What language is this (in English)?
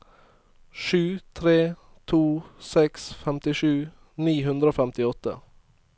Norwegian